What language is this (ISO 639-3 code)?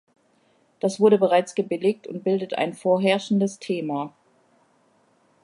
deu